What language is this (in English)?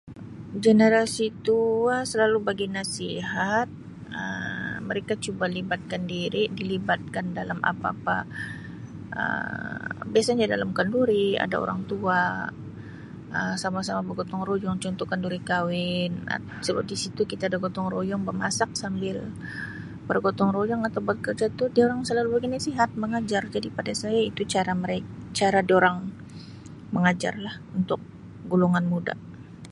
Sabah Malay